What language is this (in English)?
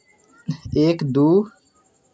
Maithili